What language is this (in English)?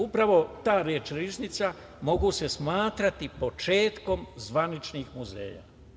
Serbian